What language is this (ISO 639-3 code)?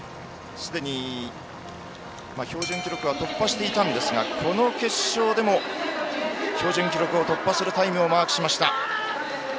jpn